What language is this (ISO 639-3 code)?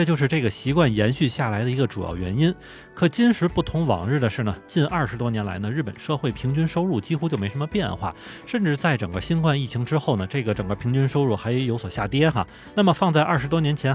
zho